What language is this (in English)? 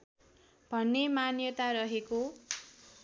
Nepali